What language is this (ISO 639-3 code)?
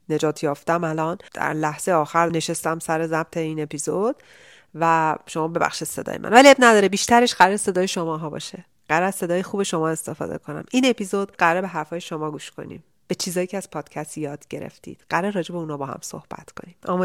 fas